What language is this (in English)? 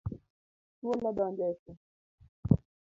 Luo (Kenya and Tanzania)